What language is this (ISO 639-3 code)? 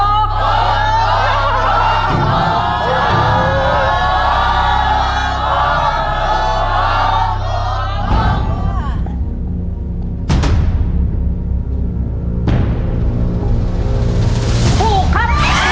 tha